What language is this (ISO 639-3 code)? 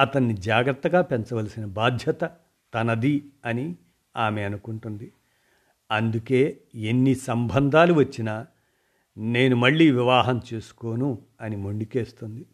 tel